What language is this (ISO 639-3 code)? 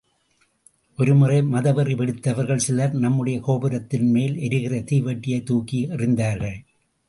tam